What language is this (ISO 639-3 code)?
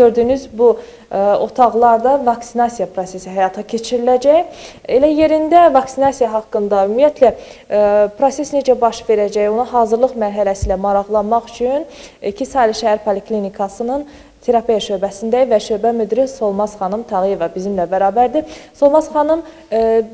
tur